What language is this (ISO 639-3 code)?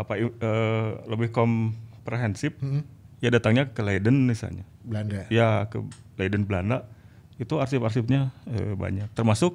ind